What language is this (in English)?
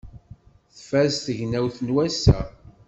Kabyle